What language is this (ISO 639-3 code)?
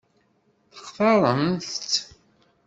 kab